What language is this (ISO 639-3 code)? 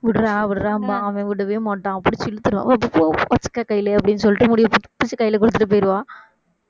tam